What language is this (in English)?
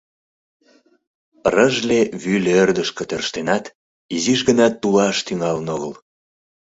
Mari